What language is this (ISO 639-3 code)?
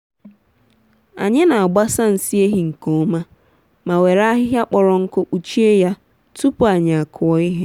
ibo